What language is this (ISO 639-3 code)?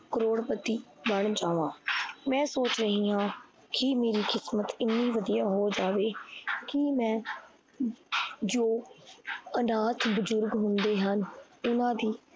pan